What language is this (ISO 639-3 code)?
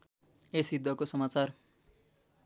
nep